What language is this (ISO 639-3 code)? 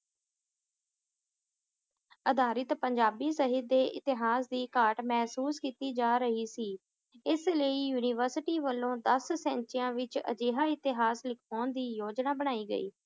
pan